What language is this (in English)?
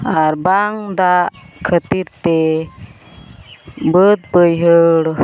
Santali